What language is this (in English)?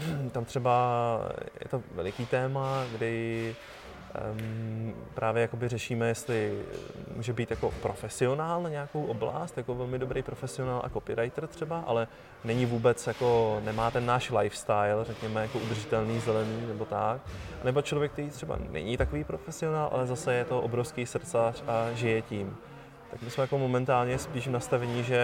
Czech